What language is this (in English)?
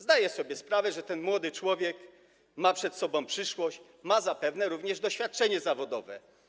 Polish